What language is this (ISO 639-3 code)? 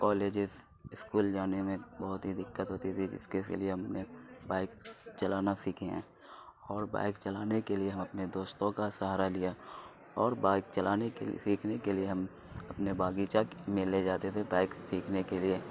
urd